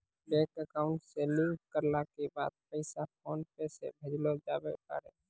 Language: Maithili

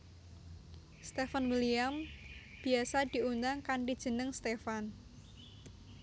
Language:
Javanese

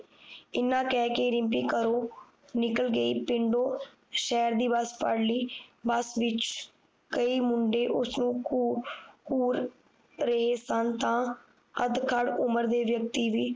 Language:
Punjabi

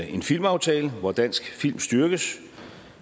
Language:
Danish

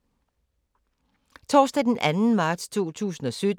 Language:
Danish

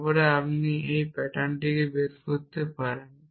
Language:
Bangla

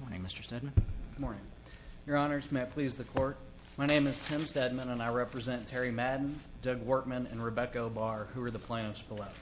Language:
English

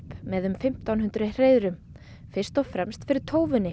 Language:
Icelandic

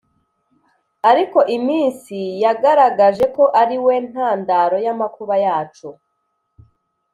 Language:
Kinyarwanda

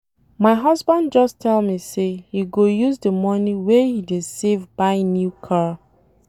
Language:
Nigerian Pidgin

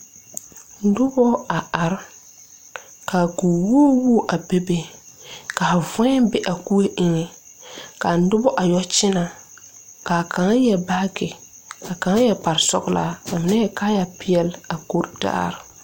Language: Southern Dagaare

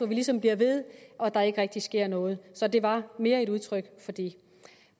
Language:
Danish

